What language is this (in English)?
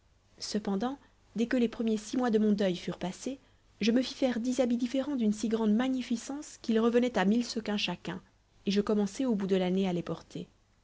French